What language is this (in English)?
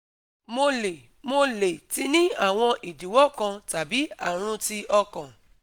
Yoruba